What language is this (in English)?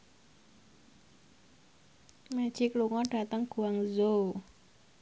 Javanese